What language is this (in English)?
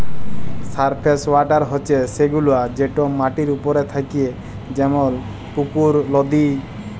Bangla